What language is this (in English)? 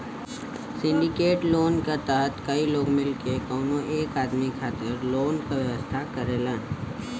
Bhojpuri